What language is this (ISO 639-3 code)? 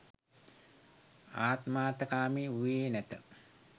sin